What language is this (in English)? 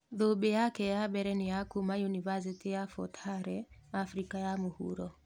Kikuyu